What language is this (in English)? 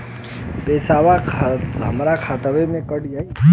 Bhojpuri